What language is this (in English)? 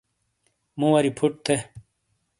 Shina